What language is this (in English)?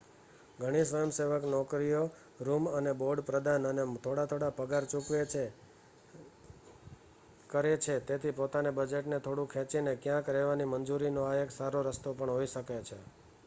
Gujarati